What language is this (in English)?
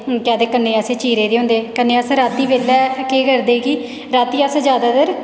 Dogri